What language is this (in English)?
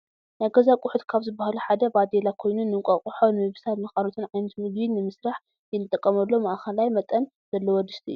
Tigrinya